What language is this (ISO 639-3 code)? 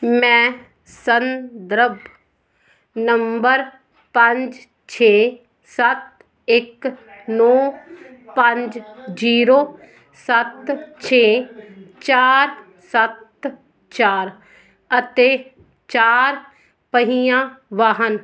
pan